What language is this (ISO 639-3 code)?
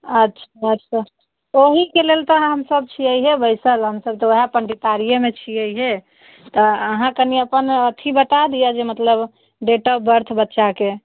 mai